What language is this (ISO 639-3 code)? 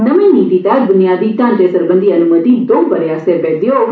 doi